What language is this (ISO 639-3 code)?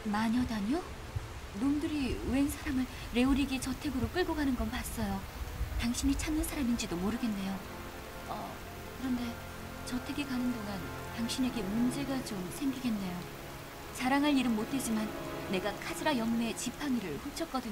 kor